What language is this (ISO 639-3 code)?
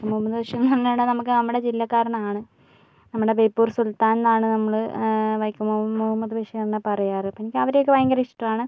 mal